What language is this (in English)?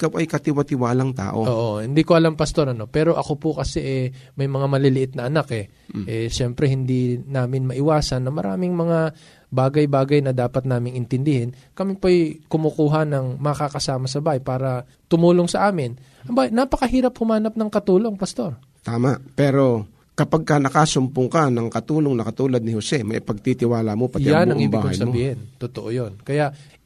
Filipino